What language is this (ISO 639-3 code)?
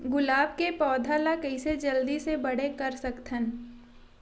hne